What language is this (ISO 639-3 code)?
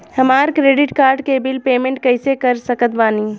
bho